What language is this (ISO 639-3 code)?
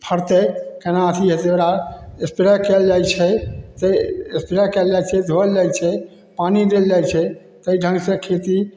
mai